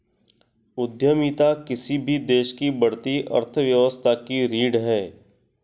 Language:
Hindi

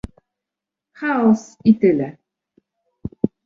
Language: Polish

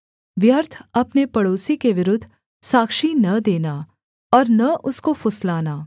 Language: Hindi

